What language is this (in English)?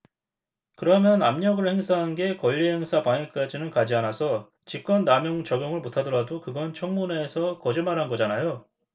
Korean